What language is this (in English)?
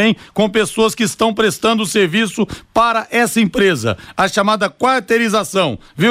Portuguese